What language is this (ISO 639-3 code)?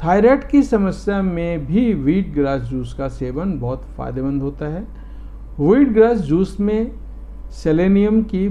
hin